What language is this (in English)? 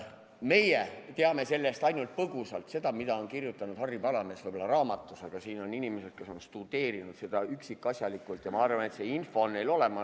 Estonian